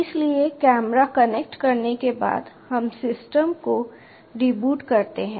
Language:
Hindi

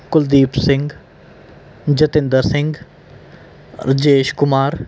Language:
Punjabi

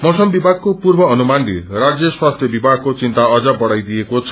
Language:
Nepali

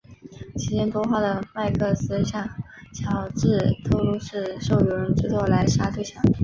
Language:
Chinese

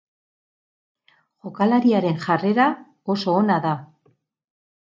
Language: Basque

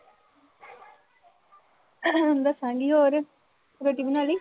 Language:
Punjabi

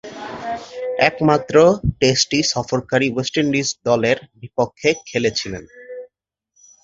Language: Bangla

